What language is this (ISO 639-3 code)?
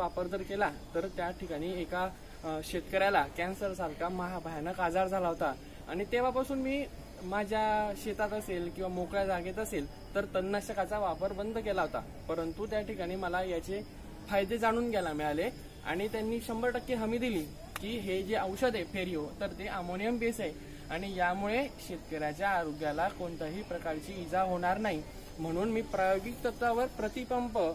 ind